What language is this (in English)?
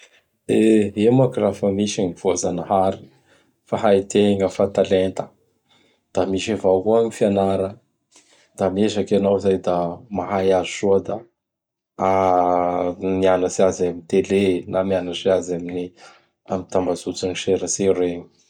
Bara Malagasy